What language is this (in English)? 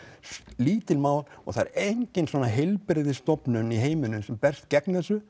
Icelandic